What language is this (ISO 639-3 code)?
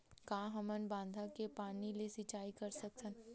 hne